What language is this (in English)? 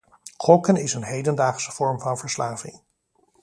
Dutch